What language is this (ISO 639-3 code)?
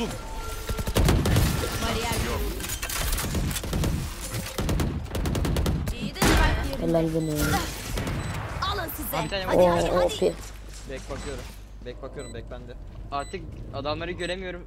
tur